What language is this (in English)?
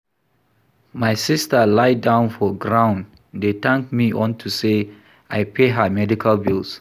Nigerian Pidgin